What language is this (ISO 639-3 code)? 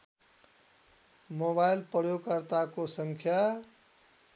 nep